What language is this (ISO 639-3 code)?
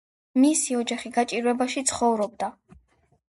kat